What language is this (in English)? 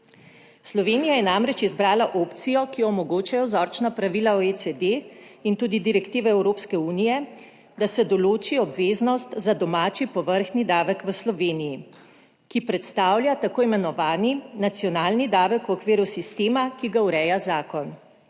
Slovenian